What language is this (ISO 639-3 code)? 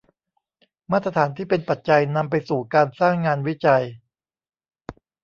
tha